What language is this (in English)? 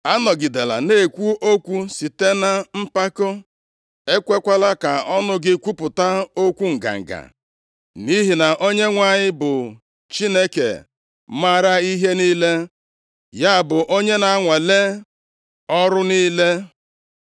Igbo